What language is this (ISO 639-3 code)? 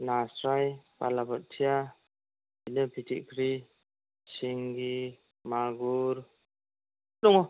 brx